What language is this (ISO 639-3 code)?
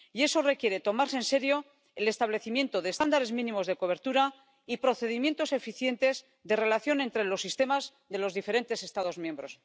spa